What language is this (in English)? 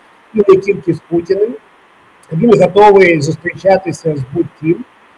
Ukrainian